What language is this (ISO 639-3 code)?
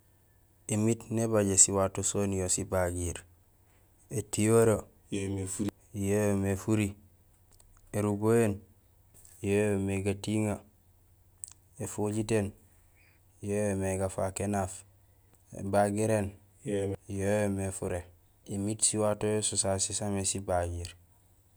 gsl